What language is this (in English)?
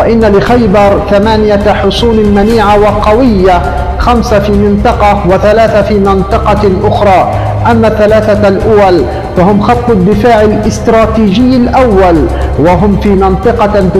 Arabic